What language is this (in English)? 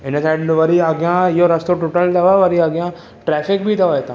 Sindhi